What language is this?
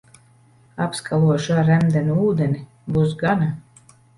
Latvian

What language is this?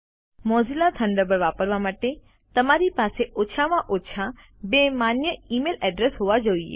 Gujarati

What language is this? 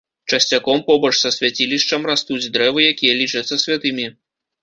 Belarusian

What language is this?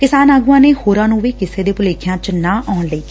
Punjabi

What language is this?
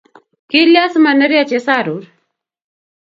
Kalenjin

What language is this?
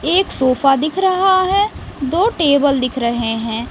Hindi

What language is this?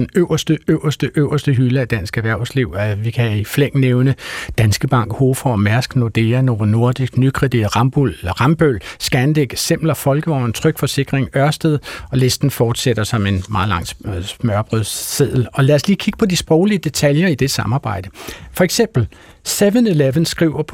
Danish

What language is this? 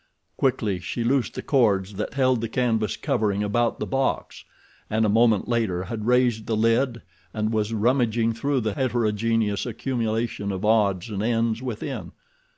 English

